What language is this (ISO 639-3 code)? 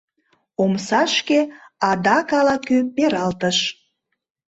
chm